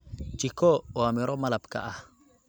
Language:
Somali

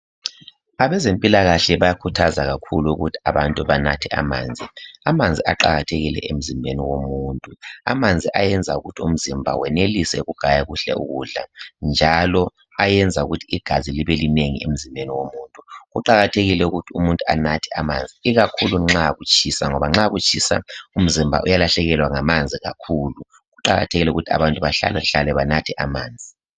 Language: North Ndebele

